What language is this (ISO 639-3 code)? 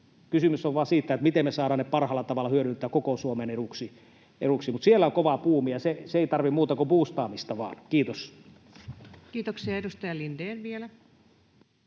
fin